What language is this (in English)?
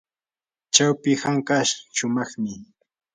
Yanahuanca Pasco Quechua